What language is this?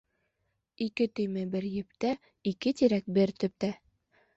Bashkir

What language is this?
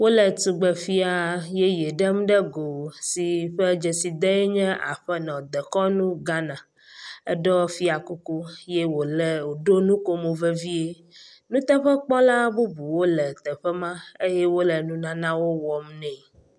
Ewe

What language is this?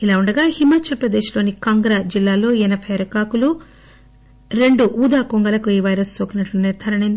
Telugu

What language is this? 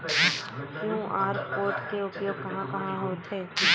Chhattisgarhi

